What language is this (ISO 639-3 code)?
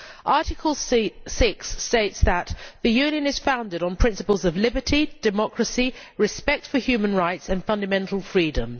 eng